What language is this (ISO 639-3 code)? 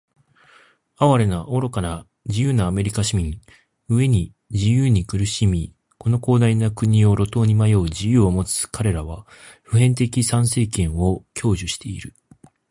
jpn